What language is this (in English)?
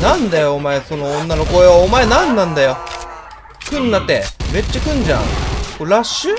Japanese